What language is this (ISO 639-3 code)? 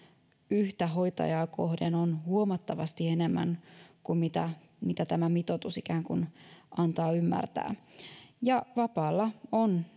fin